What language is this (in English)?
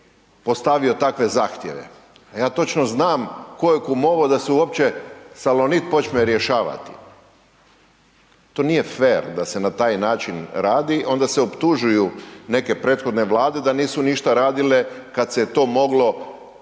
Croatian